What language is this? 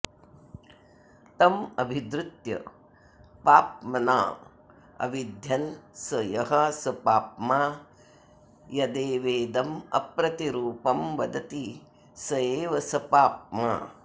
Sanskrit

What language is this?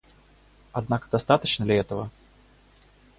Russian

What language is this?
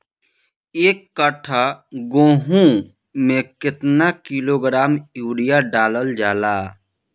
Bhojpuri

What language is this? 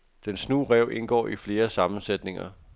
Danish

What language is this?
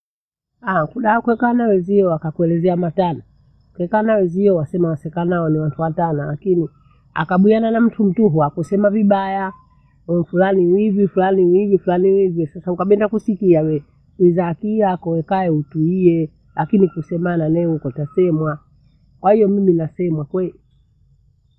Bondei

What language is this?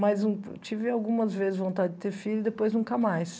Portuguese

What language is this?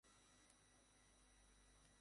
Bangla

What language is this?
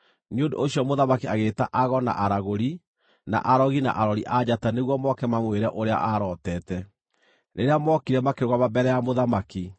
Kikuyu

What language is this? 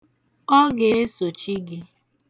Igbo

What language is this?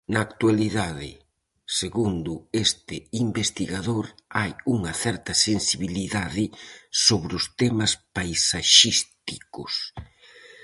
Galician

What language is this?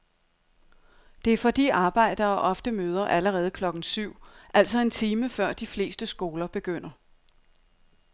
Danish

